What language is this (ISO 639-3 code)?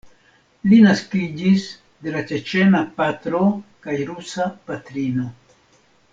epo